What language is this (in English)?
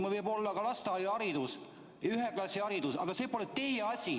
Estonian